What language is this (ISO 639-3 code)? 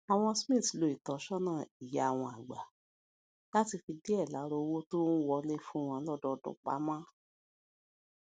yor